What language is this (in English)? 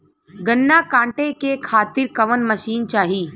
Bhojpuri